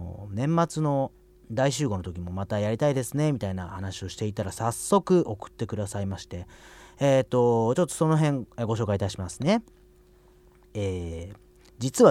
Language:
Japanese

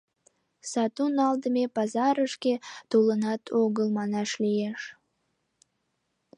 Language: Mari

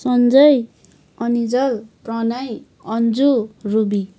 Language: Nepali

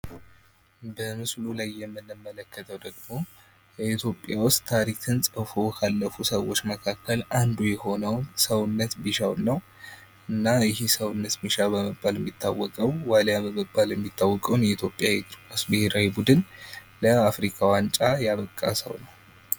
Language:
Amharic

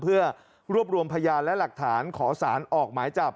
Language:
Thai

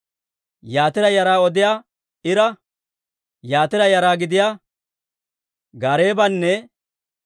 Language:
Dawro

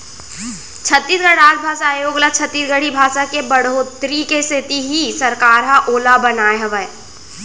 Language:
Chhattisgarhi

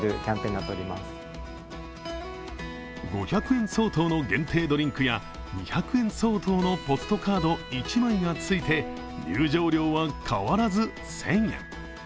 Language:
Japanese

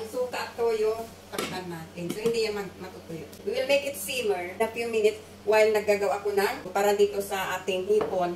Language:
Filipino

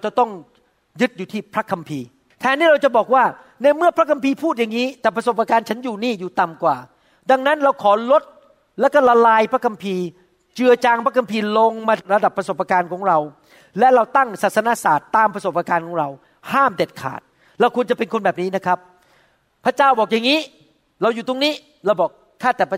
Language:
Thai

